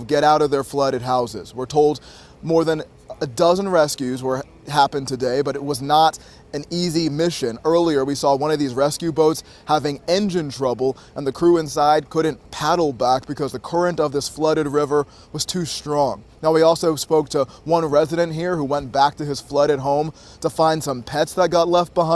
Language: English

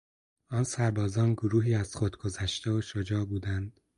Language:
Persian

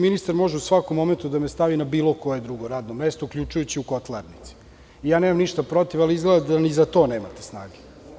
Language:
Serbian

